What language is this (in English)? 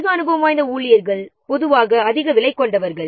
Tamil